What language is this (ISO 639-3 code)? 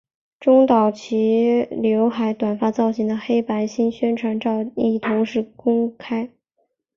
zho